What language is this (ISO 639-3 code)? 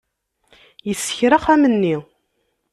kab